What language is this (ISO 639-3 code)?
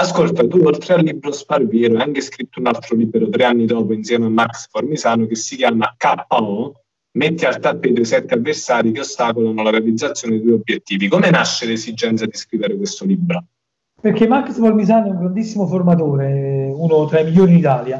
ita